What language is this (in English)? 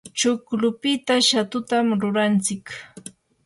Yanahuanca Pasco Quechua